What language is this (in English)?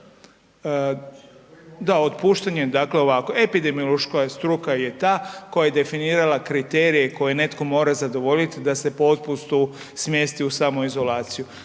Croatian